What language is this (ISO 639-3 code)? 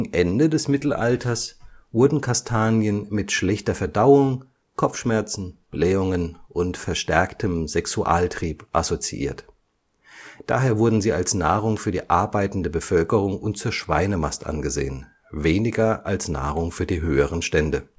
deu